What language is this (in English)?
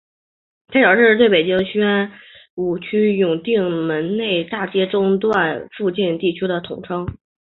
Chinese